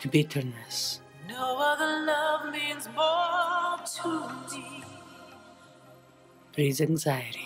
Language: English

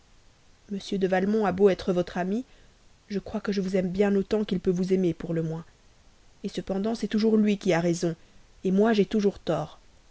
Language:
French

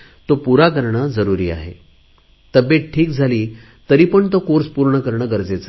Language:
Marathi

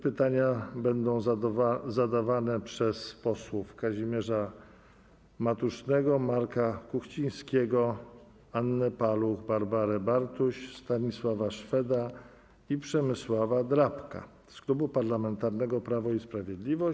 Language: Polish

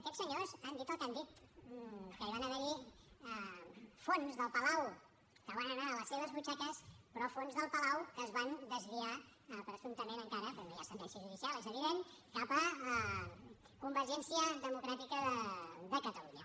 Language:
Catalan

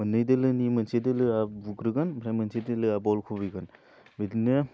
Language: Bodo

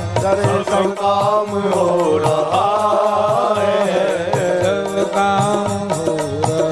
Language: Hindi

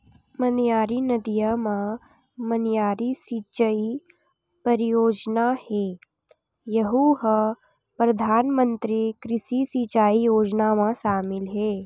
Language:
Chhattisgarhi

